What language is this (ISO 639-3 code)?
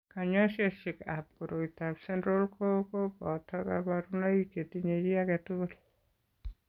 kln